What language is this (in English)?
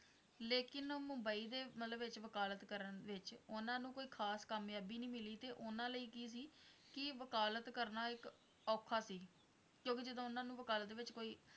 Punjabi